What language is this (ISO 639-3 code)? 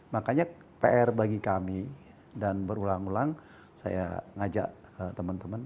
ind